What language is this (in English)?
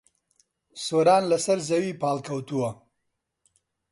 Central Kurdish